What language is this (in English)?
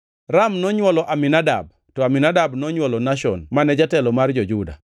Luo (Kenya and Tanzania)